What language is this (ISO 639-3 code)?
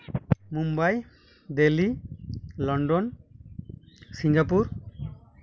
sat